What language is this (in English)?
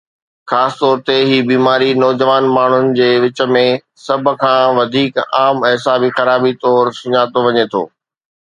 Sindhi